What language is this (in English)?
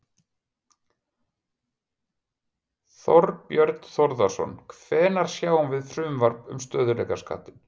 Icelandic